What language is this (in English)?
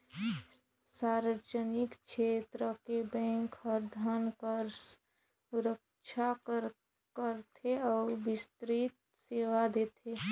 Chhattisgarhi